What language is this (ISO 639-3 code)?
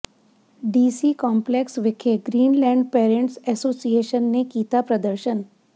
pan